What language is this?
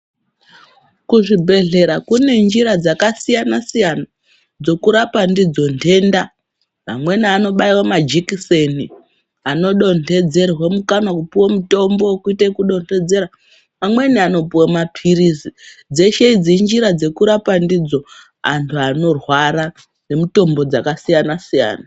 Ndau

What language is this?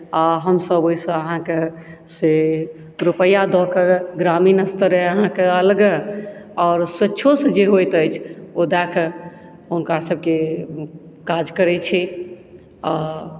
Maithili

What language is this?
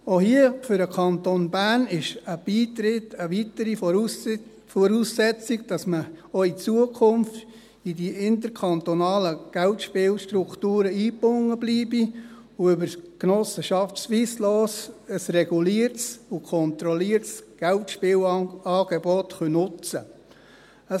Swiss German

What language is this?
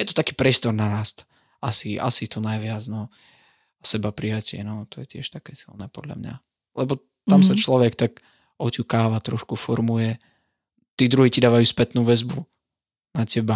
Slovak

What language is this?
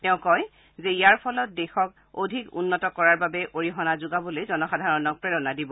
Assamese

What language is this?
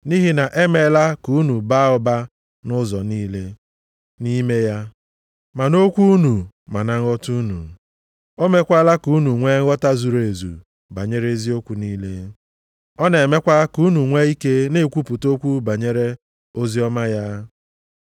Igbo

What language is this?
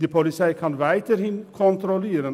Swiss German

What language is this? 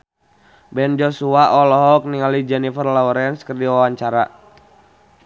Sundanese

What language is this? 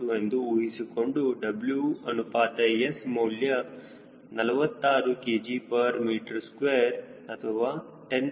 Kannada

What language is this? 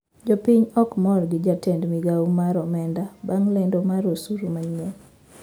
Luo (Kenya and Tanzania)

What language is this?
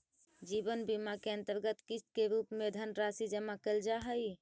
Magahi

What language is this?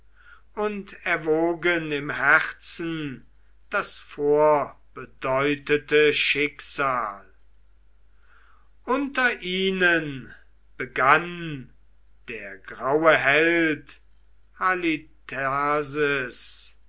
German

